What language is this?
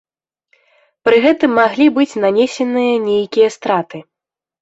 Belarusian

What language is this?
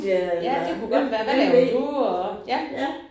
Danish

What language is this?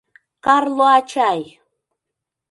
Mari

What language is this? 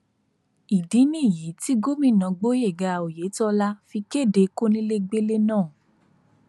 Yoruba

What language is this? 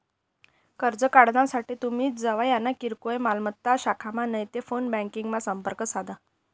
Marathi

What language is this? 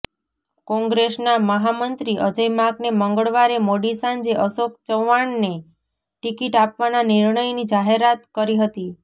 Gujarati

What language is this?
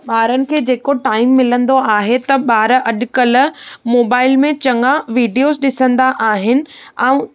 Sindhi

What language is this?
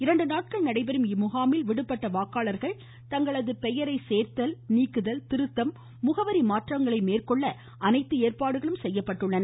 Tamil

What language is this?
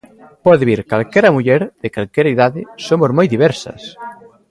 Galician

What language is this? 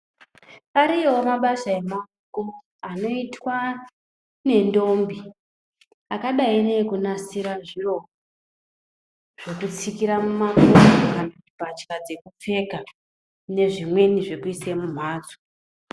Ndau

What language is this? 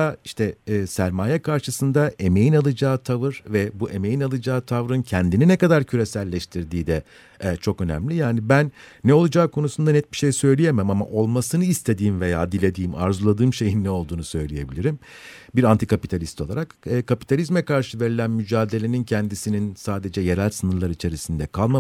Turkish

